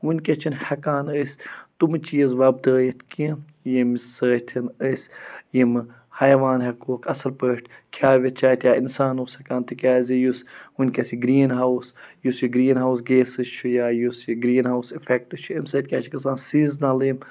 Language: Kashmiri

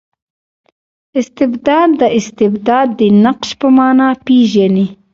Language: Pashto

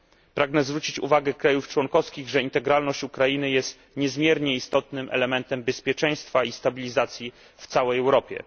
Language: Polish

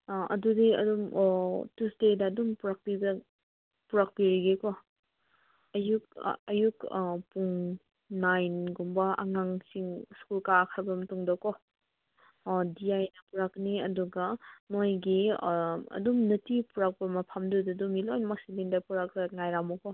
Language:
Manipuri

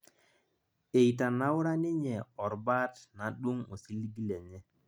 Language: Masai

